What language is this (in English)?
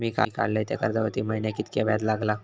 Marathi